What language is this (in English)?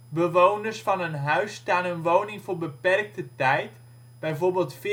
Dutch